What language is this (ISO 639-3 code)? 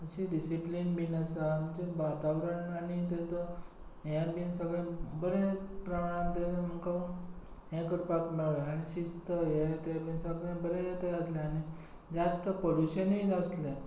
kok